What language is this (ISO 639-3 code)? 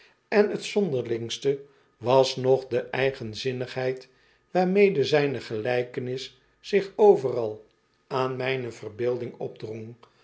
nld